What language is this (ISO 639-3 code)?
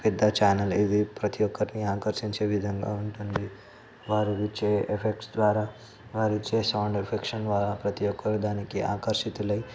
tel